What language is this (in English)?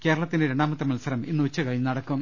Malayalam